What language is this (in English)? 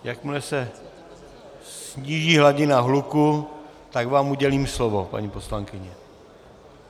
Czech